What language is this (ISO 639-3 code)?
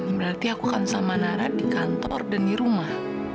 ind